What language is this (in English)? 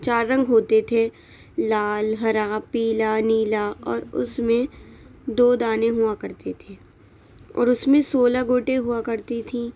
Urdu